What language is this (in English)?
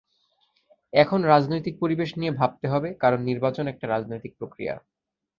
Bangla